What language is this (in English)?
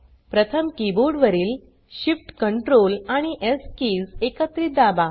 Marathi